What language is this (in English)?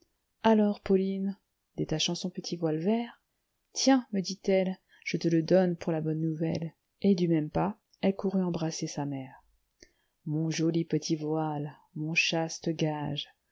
French